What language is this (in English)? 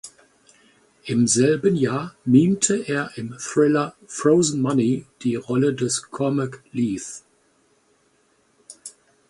German